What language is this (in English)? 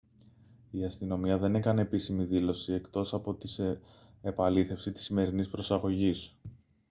Greek